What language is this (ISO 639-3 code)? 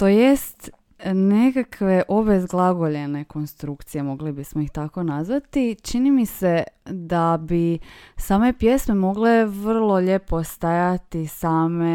hrv